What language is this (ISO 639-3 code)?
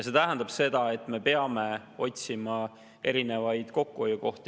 est